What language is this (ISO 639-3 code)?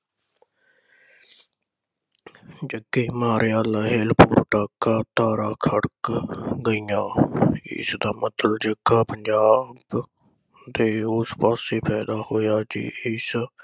pan